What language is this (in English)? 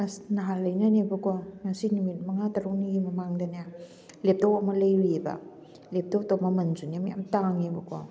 Manipuri